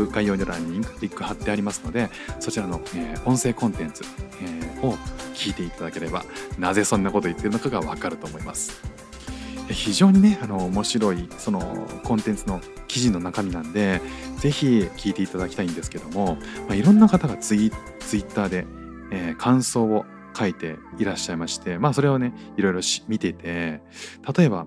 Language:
Japanese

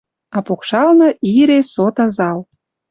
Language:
Western Mari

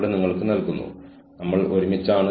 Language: Malayalam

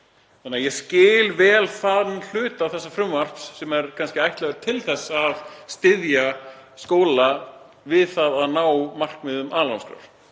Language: Icelandic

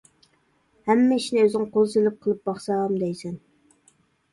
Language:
Uyghur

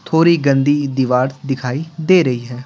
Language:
Hindi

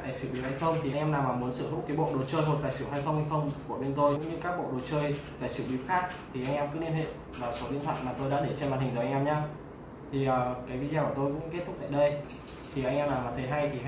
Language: Vietnamese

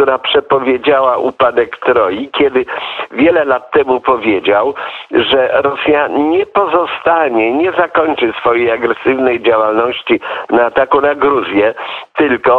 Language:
Polish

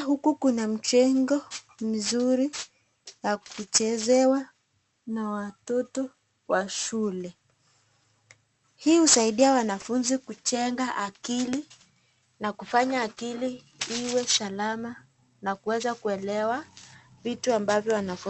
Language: Swahili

